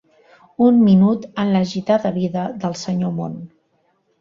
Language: Catalan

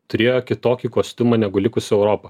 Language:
Lithuanian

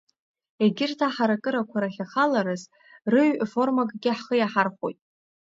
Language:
Abkhazian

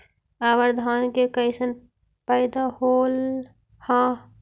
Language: Magahi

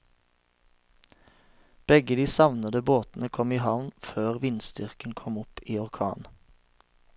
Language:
Norwegian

